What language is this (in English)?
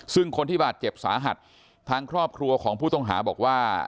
Thai